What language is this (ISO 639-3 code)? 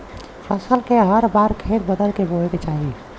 bho